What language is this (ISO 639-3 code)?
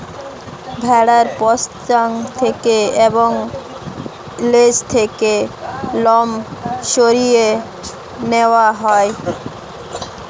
ben